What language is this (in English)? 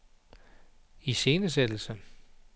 Danish